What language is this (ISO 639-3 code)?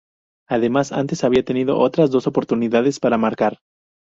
spa